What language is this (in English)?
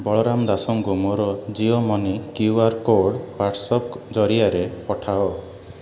Odia